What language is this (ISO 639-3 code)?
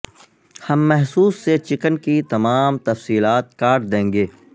urd